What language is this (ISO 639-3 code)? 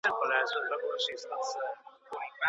pus